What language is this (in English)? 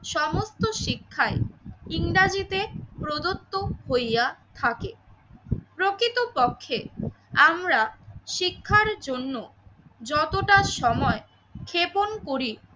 Bangla